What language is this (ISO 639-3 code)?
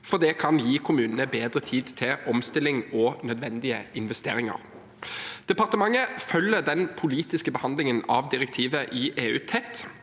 nor